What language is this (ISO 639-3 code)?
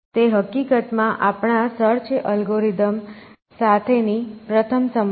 guj